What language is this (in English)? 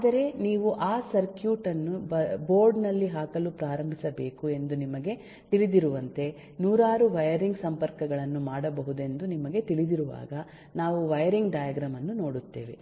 Kannada